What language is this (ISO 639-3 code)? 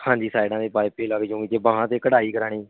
pan